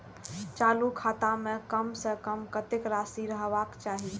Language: Maithili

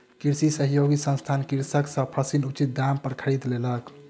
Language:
Maithili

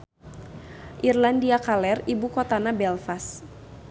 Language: Sundanese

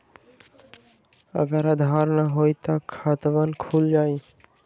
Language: Magahi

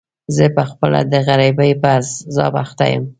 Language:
Pashto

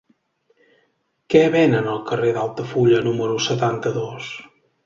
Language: Catalan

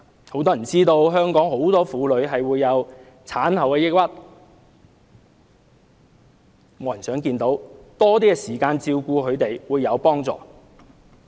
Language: Cantonese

